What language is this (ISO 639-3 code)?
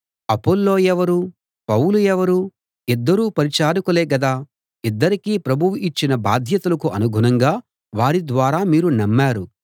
tel